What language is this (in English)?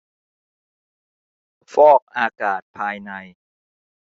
Thai